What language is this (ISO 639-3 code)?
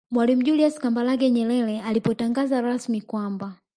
swa